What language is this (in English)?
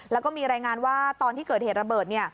Thai